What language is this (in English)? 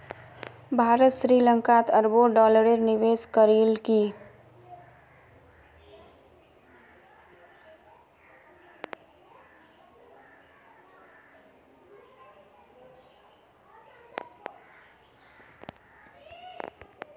Magahi